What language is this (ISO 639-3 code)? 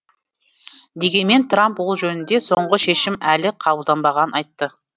kaz